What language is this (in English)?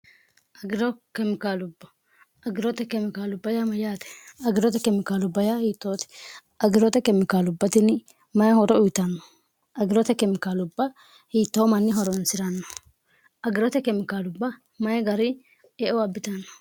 Sidamo